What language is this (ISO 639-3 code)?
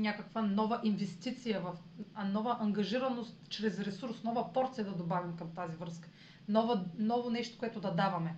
bul